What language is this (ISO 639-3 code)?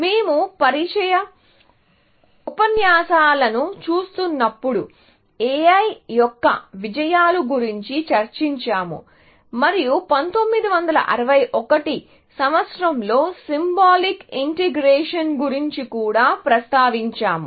tel